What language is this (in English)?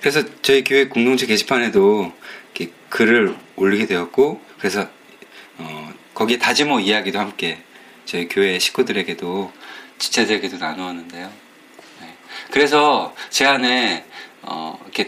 Korean